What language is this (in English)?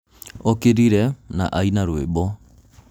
Kikuyu